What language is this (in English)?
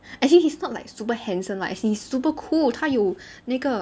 English